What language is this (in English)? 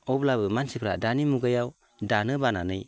Bodo